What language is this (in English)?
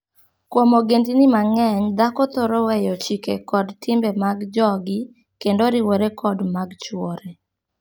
Luo (Kenya and Tanzania)